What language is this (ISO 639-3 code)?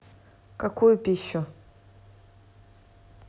rus